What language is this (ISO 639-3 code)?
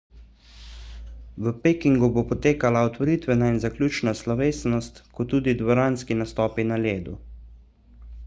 slv